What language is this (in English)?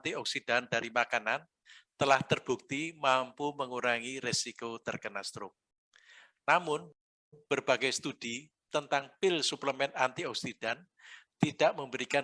Indonesian